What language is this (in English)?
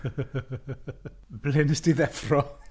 Welsh